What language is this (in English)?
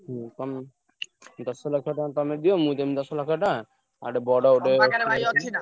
Odia